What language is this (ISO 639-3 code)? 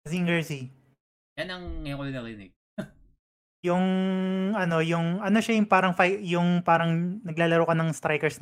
fil